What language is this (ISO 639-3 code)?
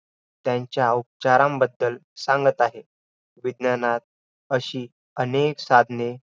mar